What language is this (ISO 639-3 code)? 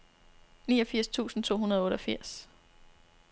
dan